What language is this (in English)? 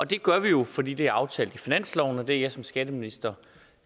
Danish